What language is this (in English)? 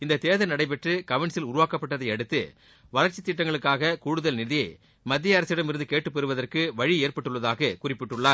Tamil